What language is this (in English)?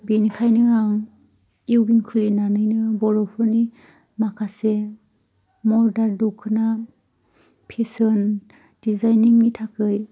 Bodo